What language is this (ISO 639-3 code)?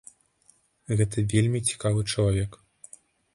bel